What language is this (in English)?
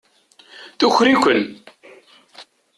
Kabyle